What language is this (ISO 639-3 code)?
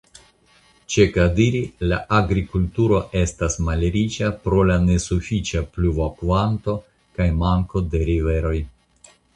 epo